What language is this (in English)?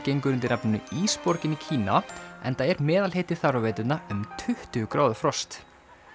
Icelandic